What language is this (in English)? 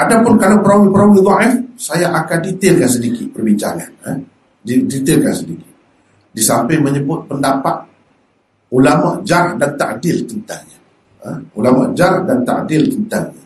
Malay